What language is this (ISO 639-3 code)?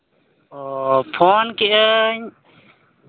sat